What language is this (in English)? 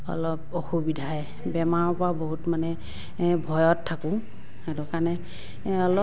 Assamese